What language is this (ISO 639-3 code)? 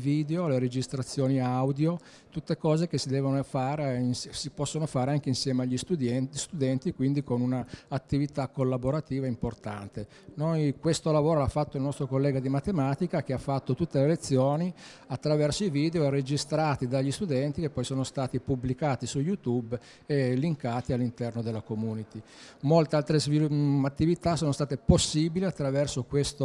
ita